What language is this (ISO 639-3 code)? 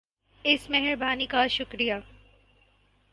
urd